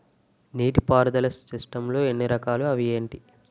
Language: Telugu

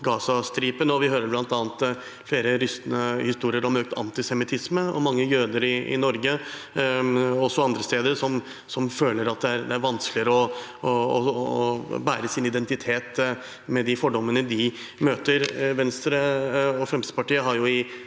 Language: Norwegian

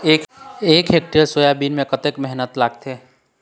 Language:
Chhattisgarhi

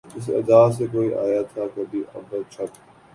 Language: Urdu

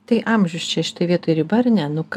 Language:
Lithuanian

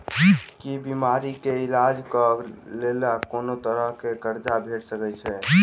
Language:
Maithili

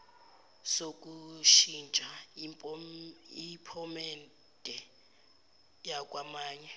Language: Zulu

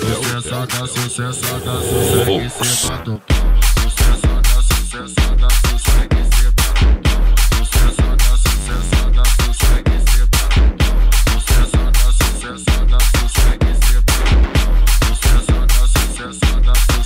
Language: Romanian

